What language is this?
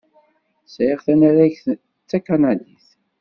Kabyle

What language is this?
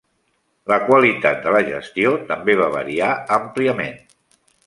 Catalan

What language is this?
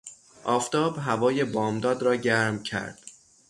Persian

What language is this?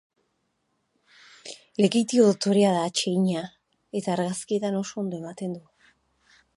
Basque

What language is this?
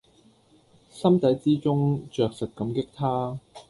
Cantonese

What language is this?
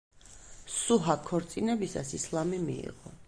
Georgian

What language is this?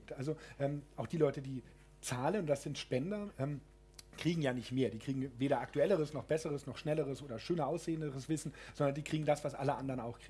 German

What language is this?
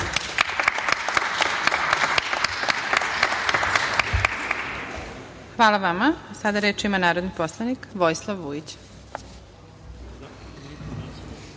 Serbian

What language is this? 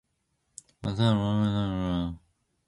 Korean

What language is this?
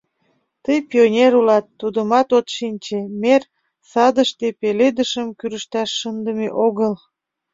Mari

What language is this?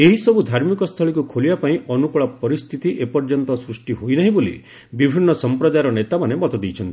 Odia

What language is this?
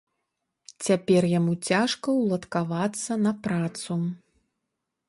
Belarusian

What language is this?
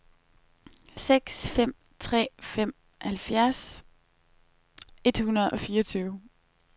Danish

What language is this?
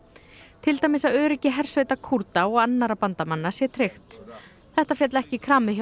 Icelandic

